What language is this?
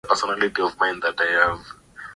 Swahili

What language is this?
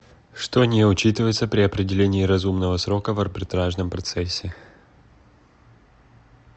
Russian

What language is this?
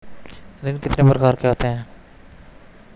Hindi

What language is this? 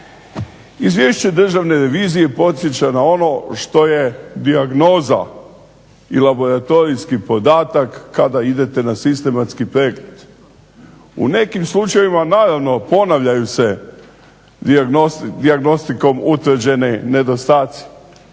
Croatian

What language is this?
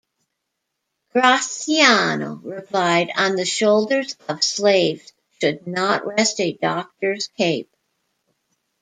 English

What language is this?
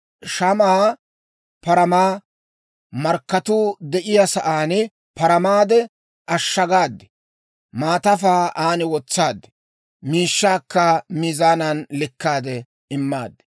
Dawro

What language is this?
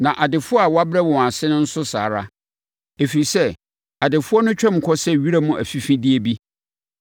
Akan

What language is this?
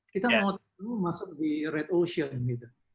Indonesian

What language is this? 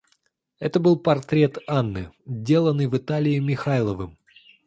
Russian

